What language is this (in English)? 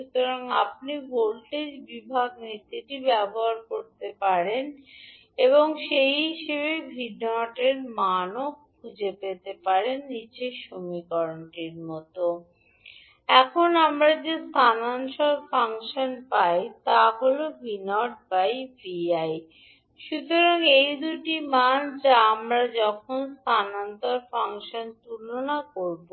Bangla